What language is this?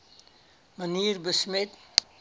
Afrikaans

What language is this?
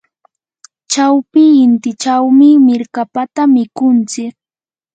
Yanahuanca Pasco Quechua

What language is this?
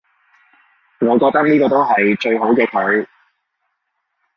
Cantonese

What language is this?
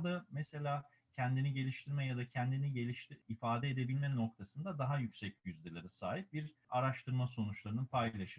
Turkish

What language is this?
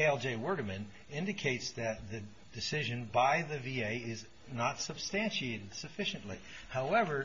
English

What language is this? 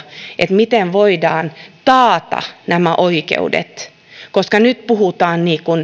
Finnish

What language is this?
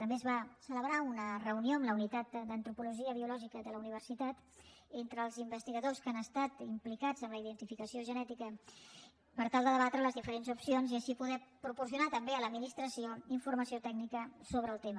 Catalan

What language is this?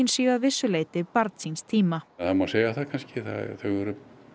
Icelandic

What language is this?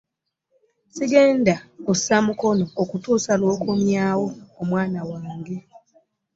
Ganda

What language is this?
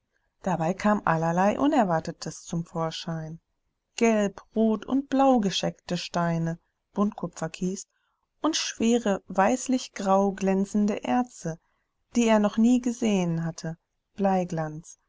German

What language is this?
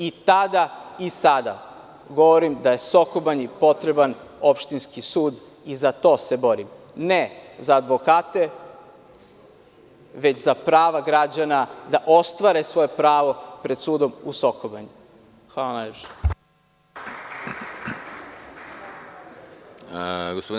Serbian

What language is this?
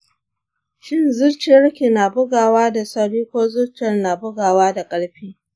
Hausa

